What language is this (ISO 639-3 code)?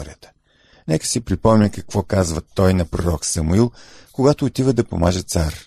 bul